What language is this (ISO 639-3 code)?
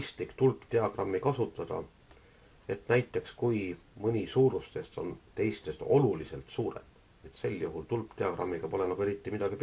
fin